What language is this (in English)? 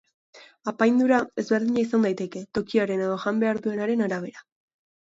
Basque